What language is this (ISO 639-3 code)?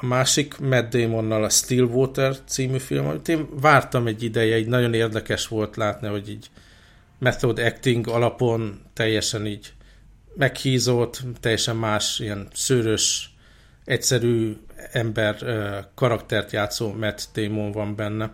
hun